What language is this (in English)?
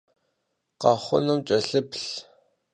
Kabardian